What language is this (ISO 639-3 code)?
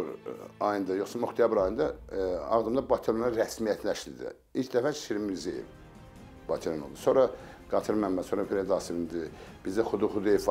tur